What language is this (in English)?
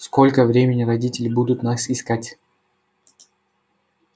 Russian